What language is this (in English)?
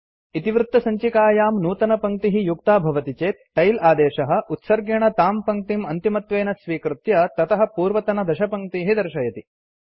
Sanskrit